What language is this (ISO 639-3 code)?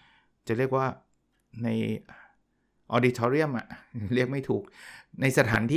tha